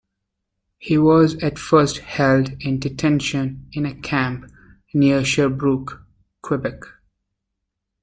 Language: English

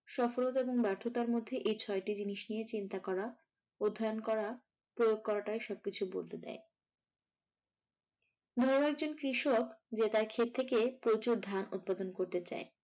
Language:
Bangla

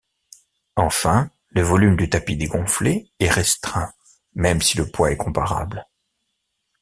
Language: French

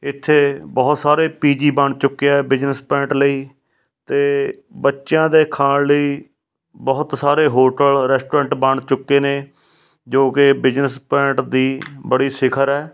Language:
Punjabi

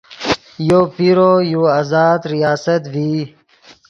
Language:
Yidgha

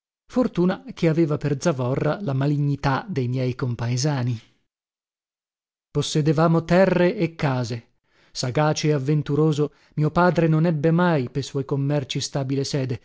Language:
Italian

